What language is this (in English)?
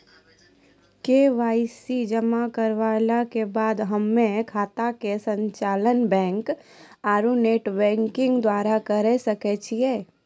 Maithili